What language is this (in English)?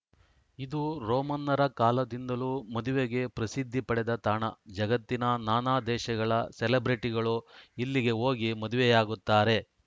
Kannada